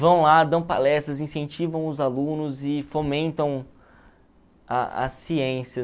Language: Portuguese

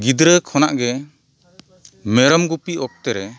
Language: Santali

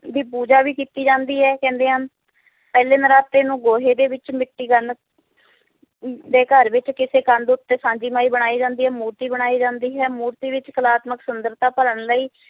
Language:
Punjabi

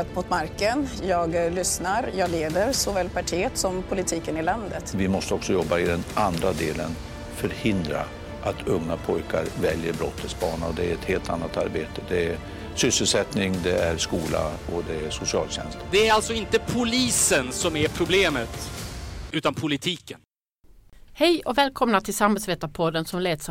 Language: Swedish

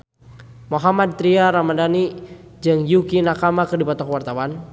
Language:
Sundanese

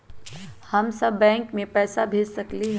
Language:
Magahi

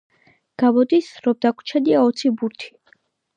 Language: Georgian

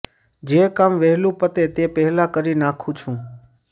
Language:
Gujarati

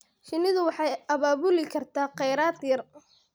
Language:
Somali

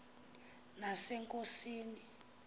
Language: Xhosa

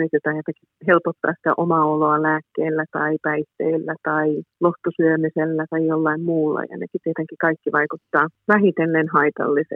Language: Finnish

